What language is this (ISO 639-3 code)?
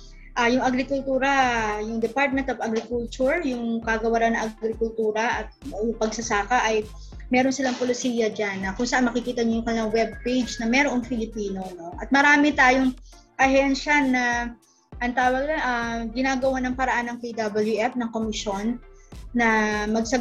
fil